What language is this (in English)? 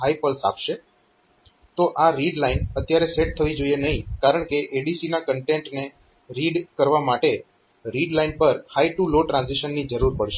Gujarati